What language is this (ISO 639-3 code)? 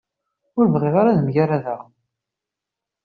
kab